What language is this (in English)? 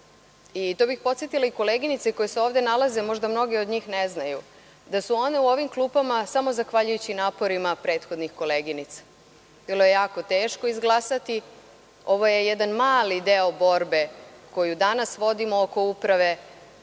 Serbian